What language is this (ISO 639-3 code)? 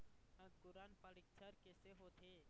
hne